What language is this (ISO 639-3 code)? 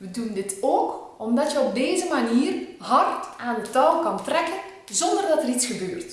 nld